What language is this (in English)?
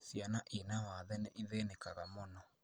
Kikuyu